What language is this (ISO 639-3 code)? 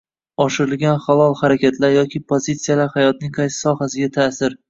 uzb